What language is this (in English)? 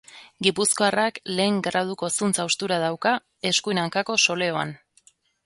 Basque